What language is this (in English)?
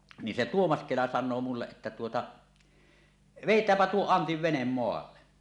Finnish